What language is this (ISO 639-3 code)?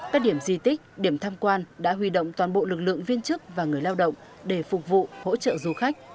vie